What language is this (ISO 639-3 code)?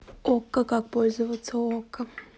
rus